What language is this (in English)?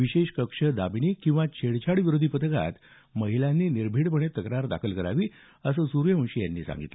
Marathi